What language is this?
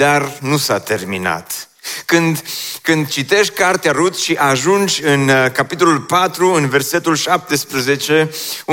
Romanian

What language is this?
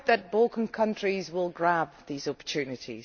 English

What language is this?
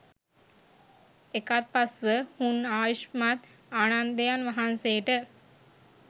Sinhala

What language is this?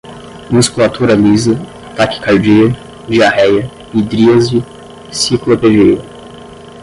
Portuguese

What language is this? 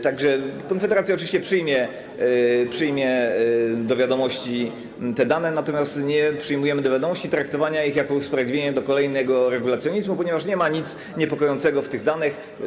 Polish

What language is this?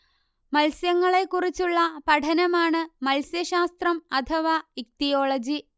Malayalam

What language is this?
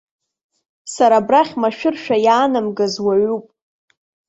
Abkhazian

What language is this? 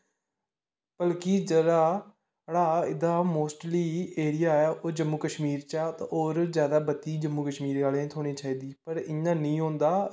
Dogri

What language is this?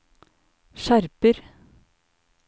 Norwegian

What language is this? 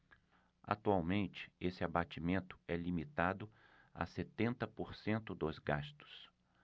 Portuguese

